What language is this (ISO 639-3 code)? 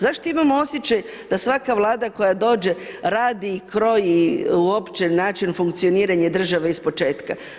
hrv